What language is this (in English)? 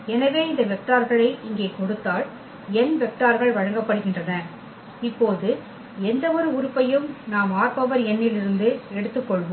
Tamil